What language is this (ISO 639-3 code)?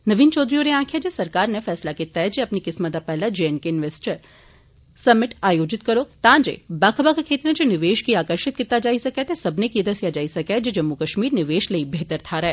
doi